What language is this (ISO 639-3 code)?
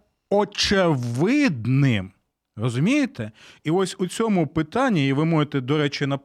ukr